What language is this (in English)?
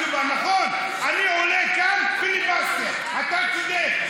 Hebrew